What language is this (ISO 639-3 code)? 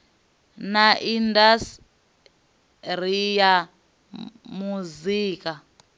ven